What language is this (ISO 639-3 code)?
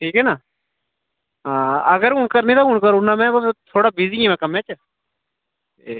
doi